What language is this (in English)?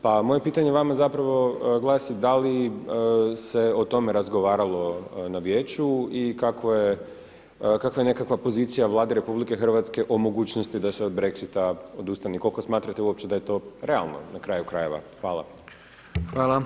Croatian